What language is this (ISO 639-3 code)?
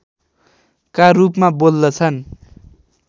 nep